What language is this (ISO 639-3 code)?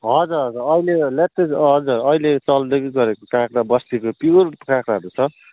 nep